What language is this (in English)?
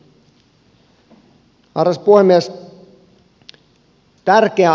Finnish